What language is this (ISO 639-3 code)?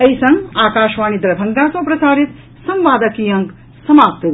mai